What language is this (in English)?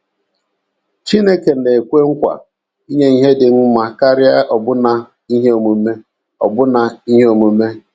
Igbo